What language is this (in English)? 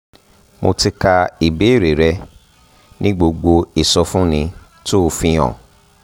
Yoruba